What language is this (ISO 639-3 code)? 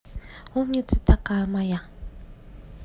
rus